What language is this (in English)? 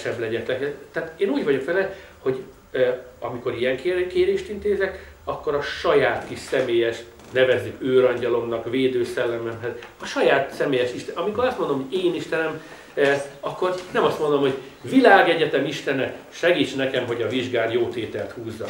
Hungarian